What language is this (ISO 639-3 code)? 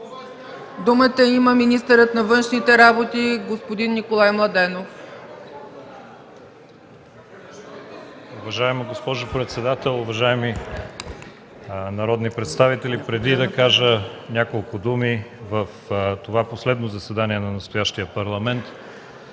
bul